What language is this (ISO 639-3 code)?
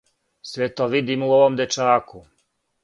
srp